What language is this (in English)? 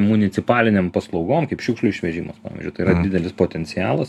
Lithuanian